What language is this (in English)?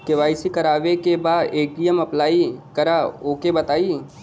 Bhojpuri